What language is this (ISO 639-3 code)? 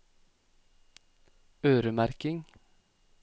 nor